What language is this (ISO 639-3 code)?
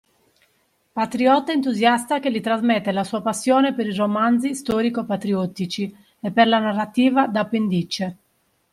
ita